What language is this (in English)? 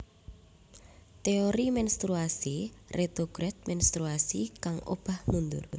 Javanese